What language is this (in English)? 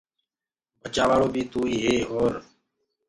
Gurgula